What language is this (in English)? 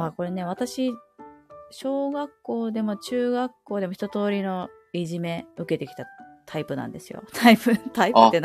Japanese